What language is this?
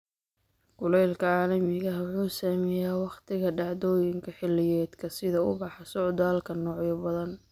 Somali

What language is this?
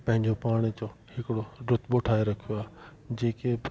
Sindhi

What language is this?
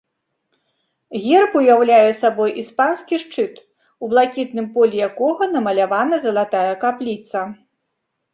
Belarusian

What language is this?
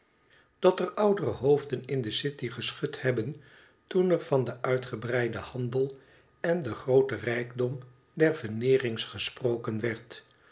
Dutch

